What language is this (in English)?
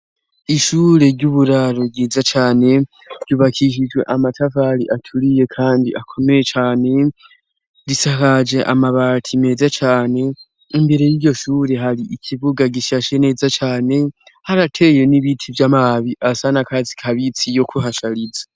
Rundi